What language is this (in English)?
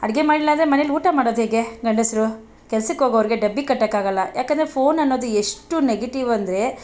Kannada